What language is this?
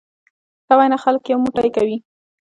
Pashto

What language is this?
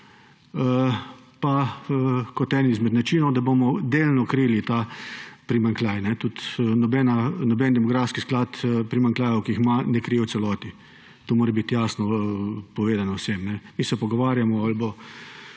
Slovenian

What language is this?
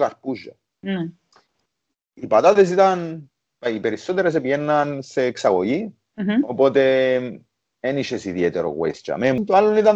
Greek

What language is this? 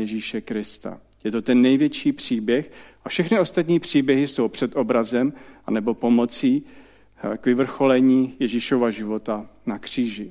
Czech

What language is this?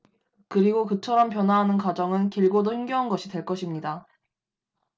Korean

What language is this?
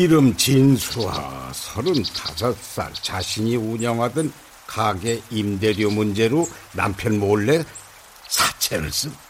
Korean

